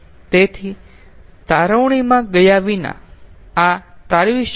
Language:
Gujarati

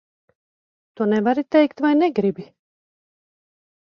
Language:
Latvian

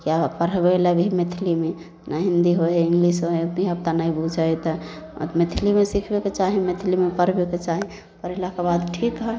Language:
Maithili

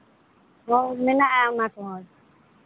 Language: Santali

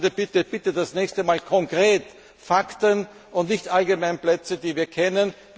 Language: German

